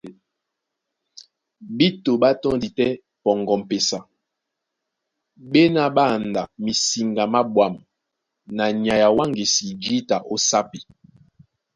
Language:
Duala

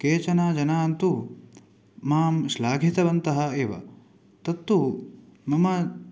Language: Sanskrit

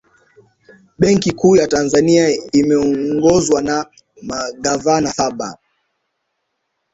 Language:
Swahili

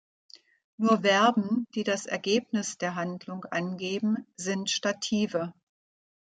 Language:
German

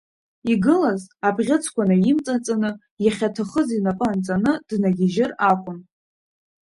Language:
Abkhazian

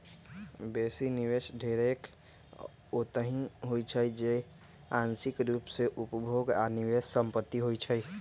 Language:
Magahi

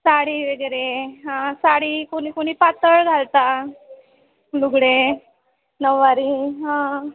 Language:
Marathi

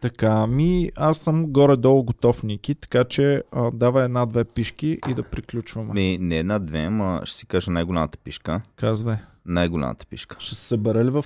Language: Bulgarian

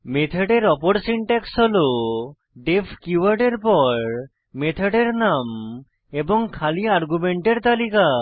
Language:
Bangla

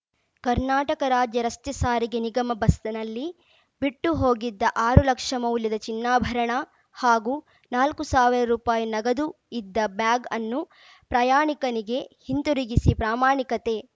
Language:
Kannada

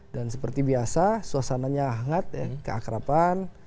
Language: Indonesian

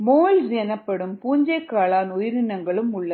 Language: Tamil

